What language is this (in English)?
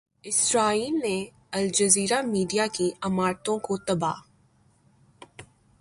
Urdu